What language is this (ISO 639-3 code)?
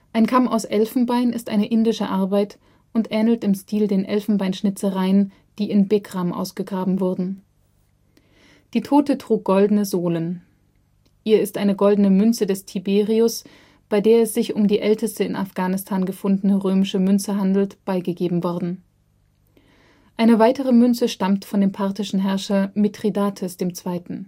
deu